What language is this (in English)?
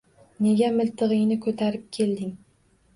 Uzbek